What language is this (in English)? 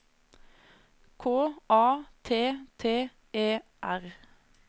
Norwegian